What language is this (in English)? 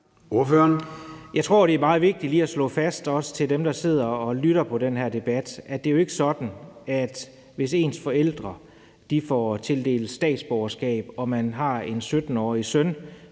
Danish